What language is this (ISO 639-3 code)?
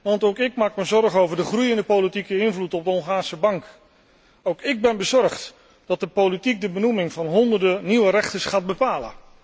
nld